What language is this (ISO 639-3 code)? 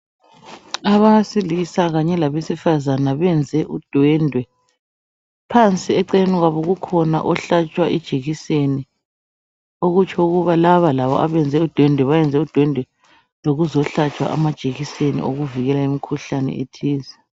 nde